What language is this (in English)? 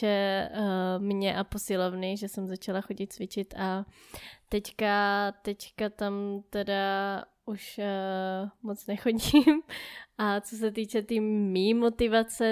Czech